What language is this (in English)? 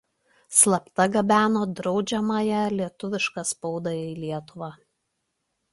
Lithuanian